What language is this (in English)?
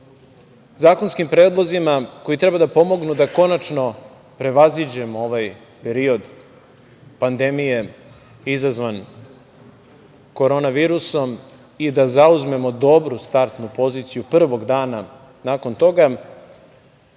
Serbian